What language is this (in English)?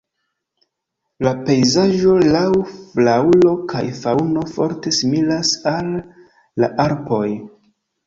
Esperanto